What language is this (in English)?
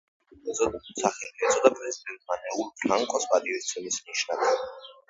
Georgian